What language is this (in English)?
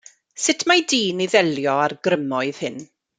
Welsh